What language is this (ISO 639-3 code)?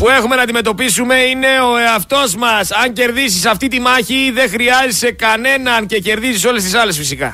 ell